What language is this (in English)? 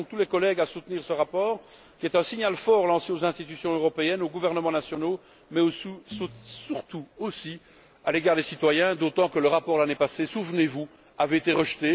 French